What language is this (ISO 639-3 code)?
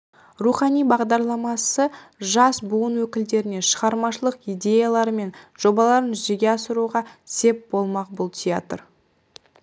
kaz